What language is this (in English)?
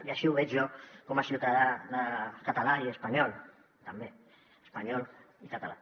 Catalan